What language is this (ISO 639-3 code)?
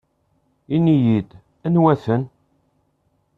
kab